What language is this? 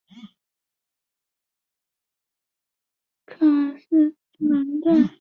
Chinese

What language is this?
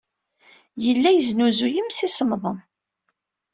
Kabyle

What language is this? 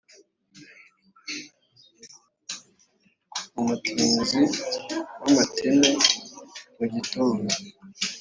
Kinyarwanda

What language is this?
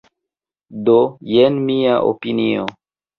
Esperanto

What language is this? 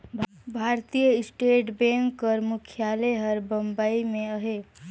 Chhattisgarhi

